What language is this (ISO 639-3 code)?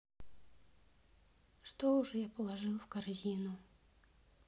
rus